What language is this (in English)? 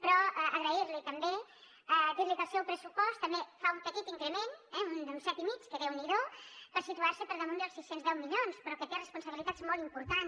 Catalan